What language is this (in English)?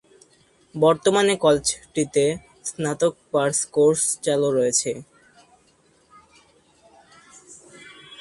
Bangla